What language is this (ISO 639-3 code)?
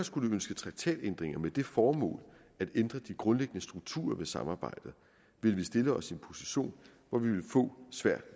dan